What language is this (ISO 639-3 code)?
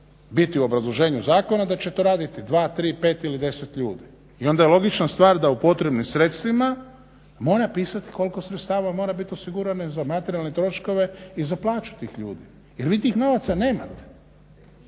hrv